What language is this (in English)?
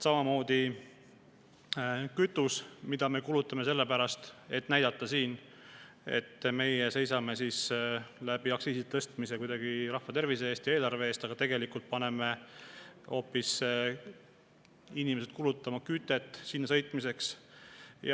Estonian